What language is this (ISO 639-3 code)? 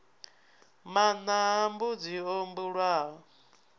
ven